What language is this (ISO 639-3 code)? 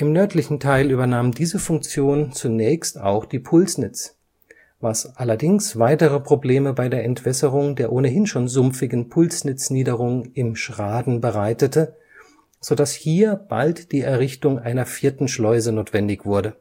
deu